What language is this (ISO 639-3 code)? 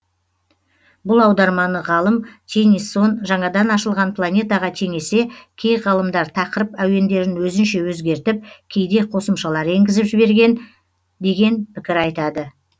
kaz